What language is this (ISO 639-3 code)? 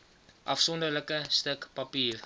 afr